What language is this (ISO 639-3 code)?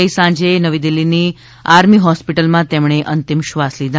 guj